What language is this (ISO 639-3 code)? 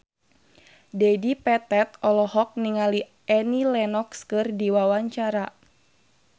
sun